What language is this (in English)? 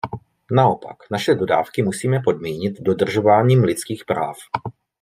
Czech